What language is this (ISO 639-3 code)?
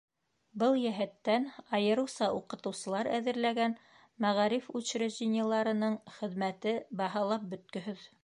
bak